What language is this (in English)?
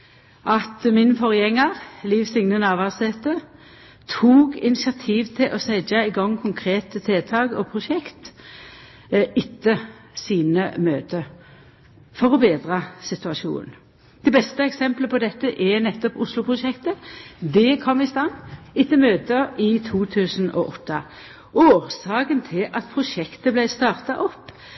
Norwegian Nynorsk